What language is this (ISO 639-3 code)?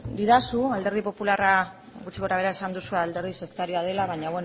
eus